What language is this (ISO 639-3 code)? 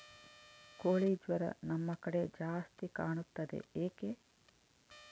kan